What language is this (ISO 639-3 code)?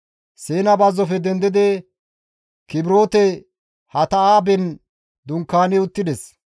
gmv